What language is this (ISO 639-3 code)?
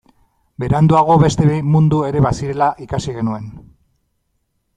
eus